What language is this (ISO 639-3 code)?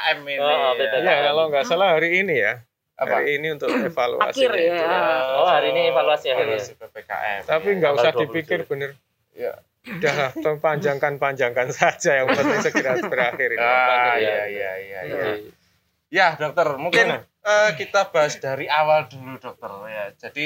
ind